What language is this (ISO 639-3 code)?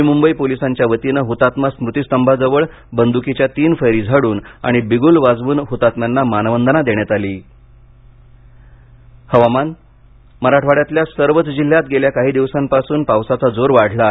mar